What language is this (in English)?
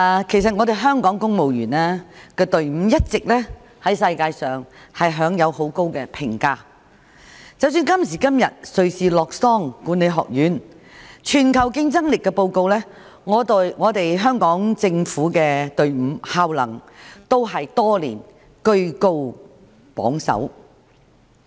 Cantonese